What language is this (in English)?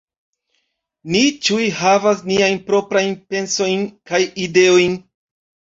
Esperanto